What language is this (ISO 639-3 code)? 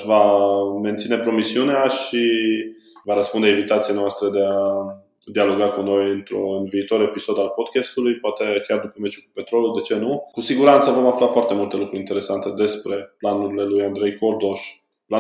ron